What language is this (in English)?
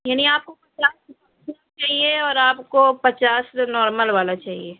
Urdu